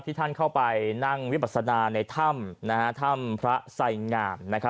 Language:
Thai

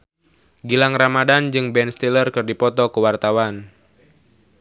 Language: Sundanese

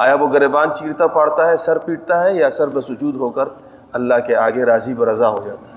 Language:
Urdu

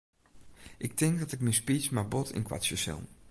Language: Western Frisian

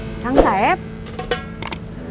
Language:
Indonesian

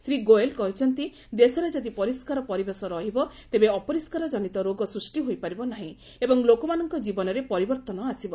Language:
Odia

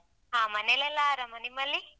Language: Kannada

